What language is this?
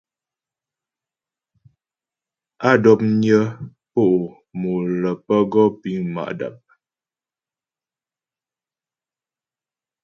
Ghomala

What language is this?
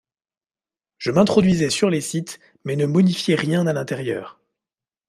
French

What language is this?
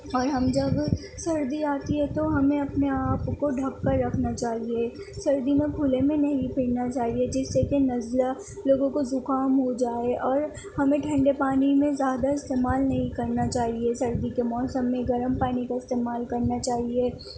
Urdu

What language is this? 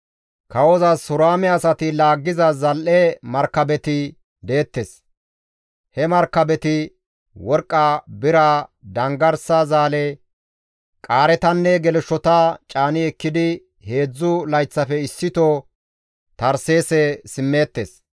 Gamo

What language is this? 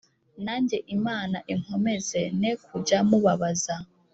Kinyarwanda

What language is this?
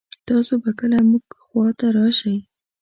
Pashto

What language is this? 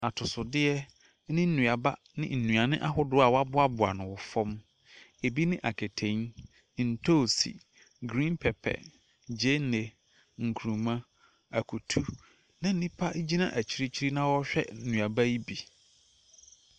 Akan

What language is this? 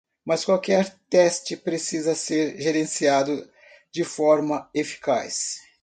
Portuguese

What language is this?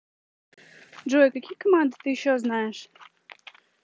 Russian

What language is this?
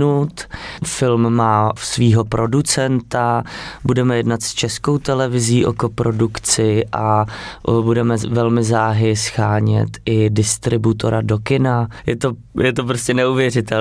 Czech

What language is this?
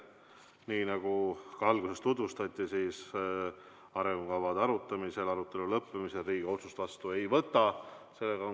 Estonian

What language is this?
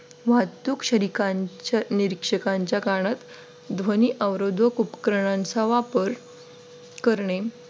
Marathi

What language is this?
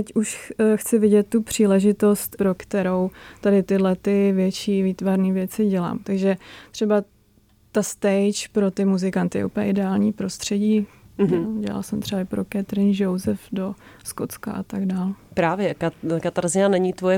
Czech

